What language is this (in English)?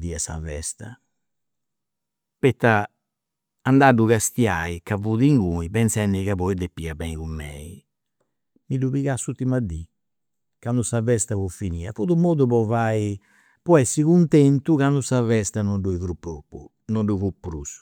Campidanese Sardinian